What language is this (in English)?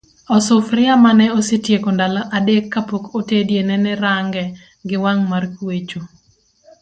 Luo (Kenya and Tanzania)